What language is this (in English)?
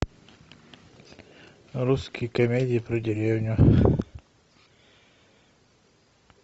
Russian